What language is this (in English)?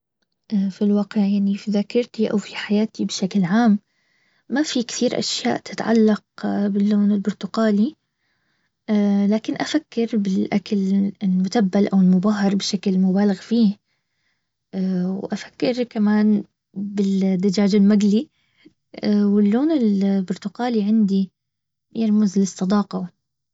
Baharna Arabic